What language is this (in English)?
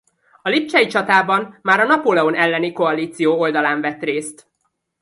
Hungarian